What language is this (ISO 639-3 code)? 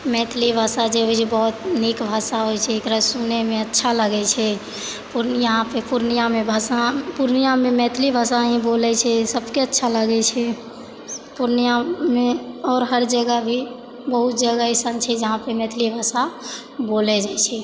mai